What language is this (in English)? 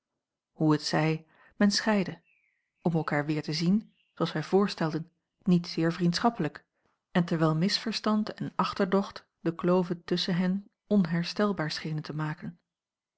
Dutch